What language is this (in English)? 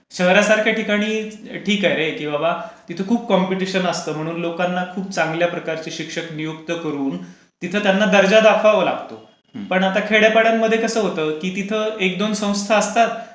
Marathi